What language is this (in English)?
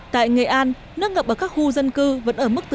Vietnamese